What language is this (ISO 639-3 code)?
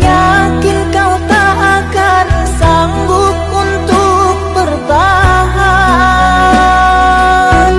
ind